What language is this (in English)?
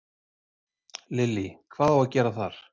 Icelandic